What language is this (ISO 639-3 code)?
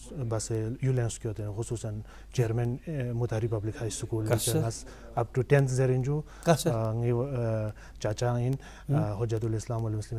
nld